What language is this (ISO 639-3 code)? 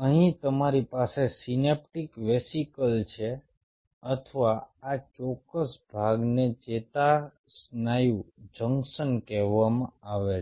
guj